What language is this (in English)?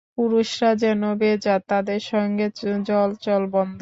Bangla